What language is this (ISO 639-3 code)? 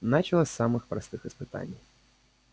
rus